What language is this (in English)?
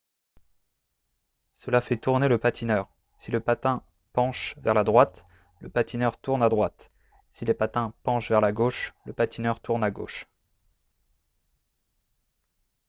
French